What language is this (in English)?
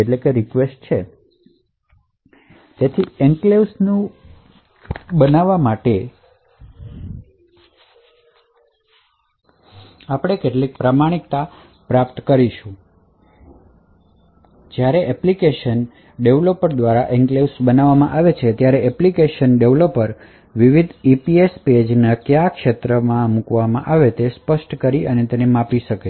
Gujarati